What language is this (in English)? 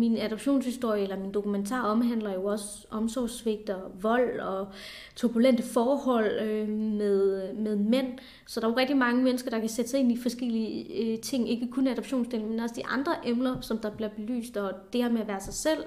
Danish